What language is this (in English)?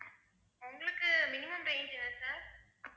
Tamil